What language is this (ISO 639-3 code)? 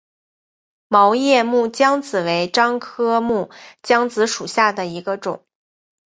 zho